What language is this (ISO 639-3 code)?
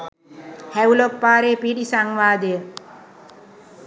sin